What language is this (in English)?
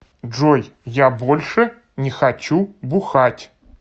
Russian